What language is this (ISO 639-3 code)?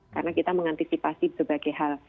ind